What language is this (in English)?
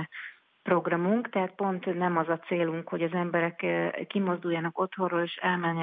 Hungarian